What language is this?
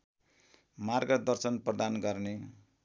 Nepali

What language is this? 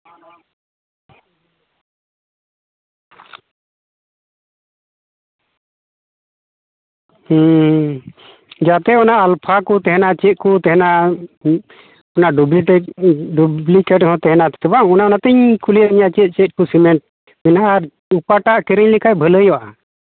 Santali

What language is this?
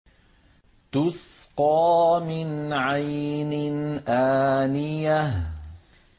Arabic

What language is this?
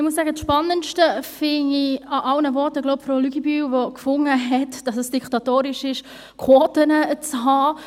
Swiss German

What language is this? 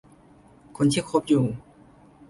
Thai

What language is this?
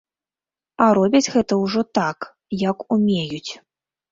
Belarusian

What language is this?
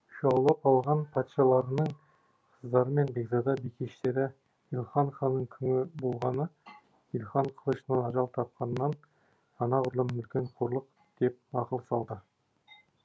Kazakh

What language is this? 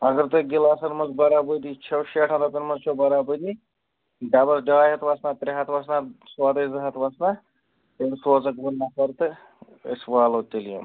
Kashmiri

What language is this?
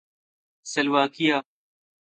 Urdu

